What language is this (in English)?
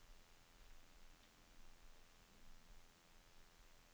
Norwegian